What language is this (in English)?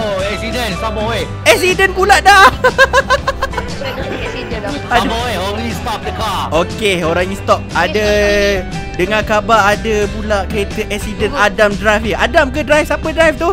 Malay